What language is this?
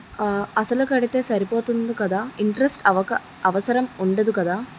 Telugu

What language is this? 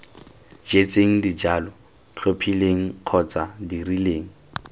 Tswana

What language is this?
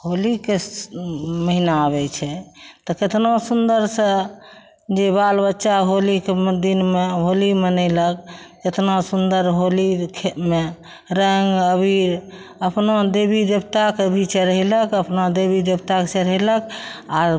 Maithili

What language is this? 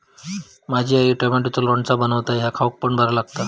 Marathi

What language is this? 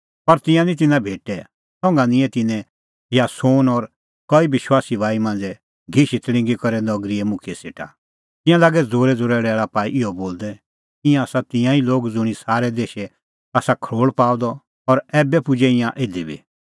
Kullu Pahari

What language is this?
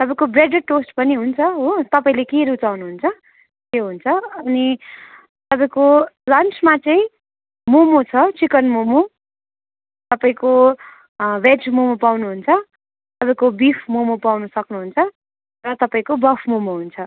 Nepali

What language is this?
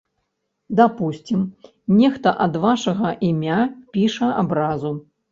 Belarusian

